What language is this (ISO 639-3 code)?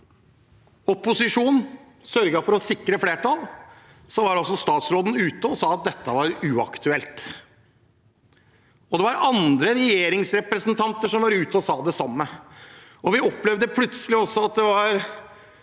nor